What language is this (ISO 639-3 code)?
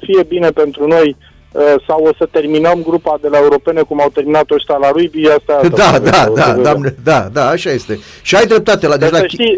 ron